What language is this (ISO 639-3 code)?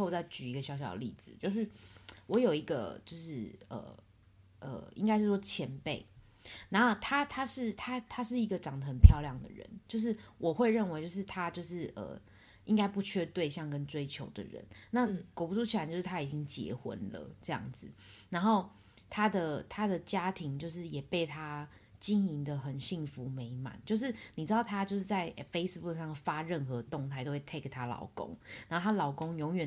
zho